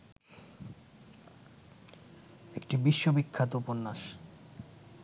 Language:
Bangla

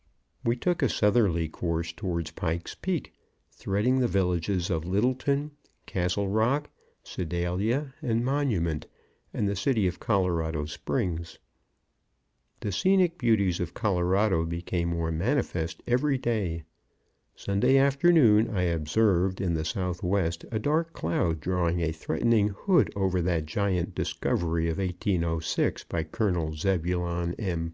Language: English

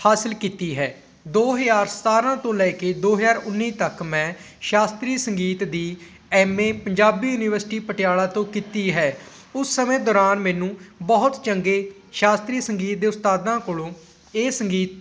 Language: Punjabi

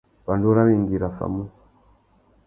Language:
Tuki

